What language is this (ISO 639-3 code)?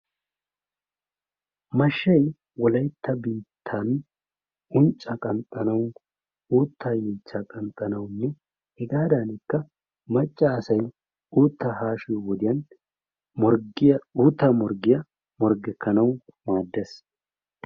wal